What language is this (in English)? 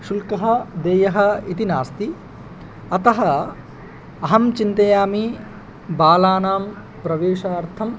Sanskrit